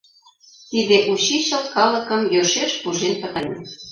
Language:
Mari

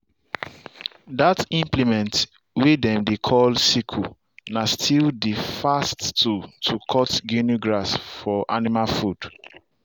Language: Nigerian Pidgin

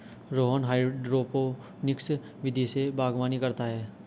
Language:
Hindi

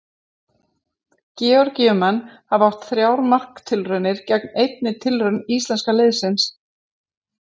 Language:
Icelandic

